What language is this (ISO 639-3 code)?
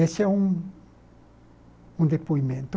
por